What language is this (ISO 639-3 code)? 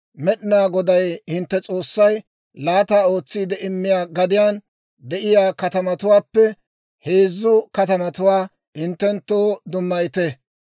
dwr